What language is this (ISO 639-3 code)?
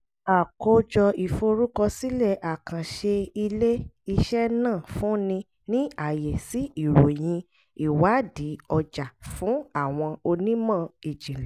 yor